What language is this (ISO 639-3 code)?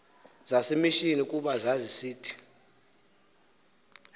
xho